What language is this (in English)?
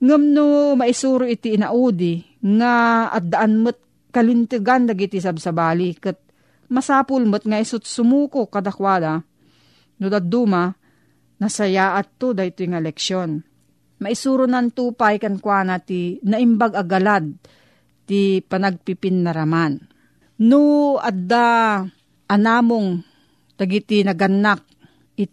Filipino